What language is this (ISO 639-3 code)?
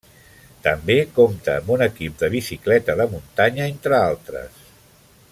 cat